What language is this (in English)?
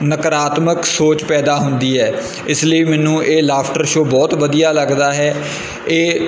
Punjabi